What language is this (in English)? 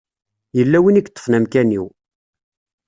Kabyle